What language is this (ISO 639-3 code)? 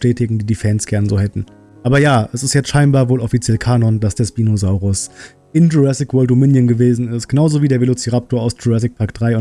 deu